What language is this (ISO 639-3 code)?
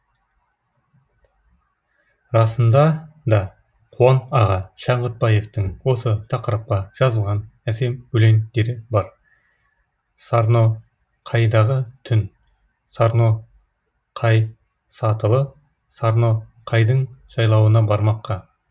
kaz